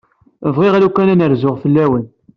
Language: Kabyle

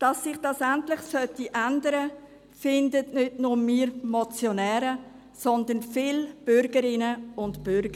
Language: Swiss German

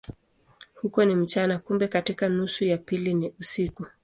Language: Swahili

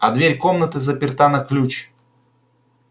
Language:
Russian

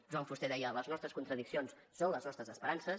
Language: Catalan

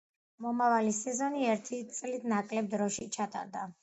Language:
Georgian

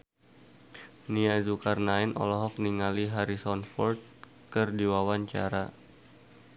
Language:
Sundanese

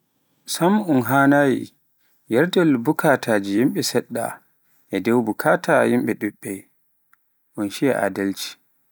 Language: Pular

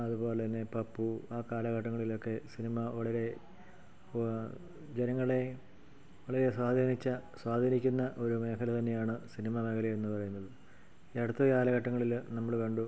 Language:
Malayalam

